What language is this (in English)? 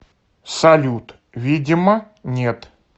Russian